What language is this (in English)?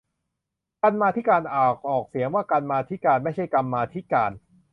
Thai